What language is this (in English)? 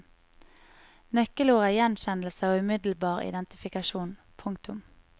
Norwegian